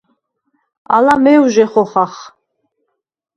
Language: Svan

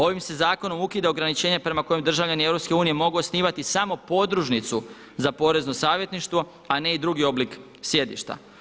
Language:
Croatian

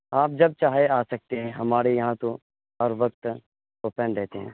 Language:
Urdu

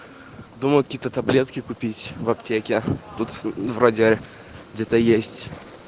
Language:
Russian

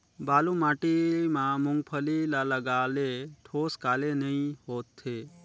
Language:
Chhattisgarhi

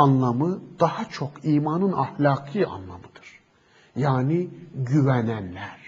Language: Turkish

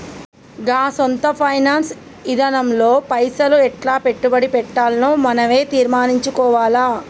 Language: Telugu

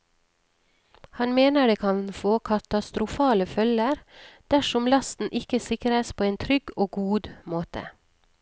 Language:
Norwegian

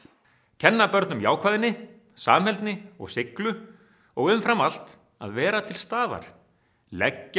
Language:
Icelandic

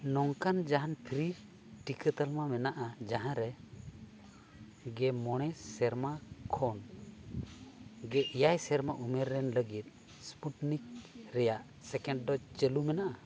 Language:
Santali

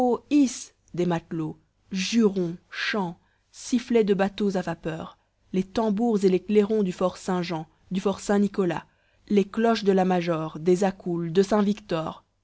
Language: French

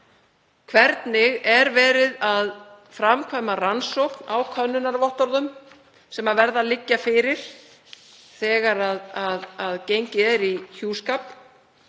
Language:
Icelandic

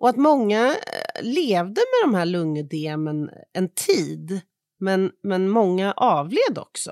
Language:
Swedish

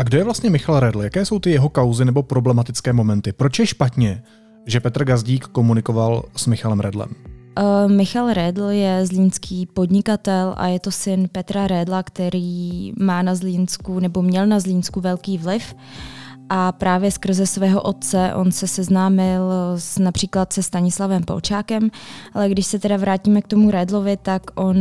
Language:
Czech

